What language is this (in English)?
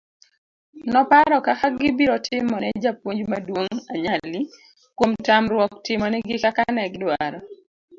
Luo (Kenya and Tanzania)